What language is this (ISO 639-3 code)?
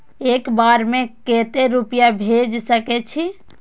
mai